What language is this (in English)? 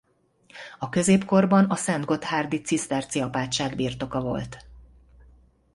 Hungarian